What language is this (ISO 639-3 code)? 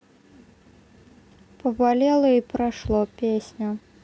rus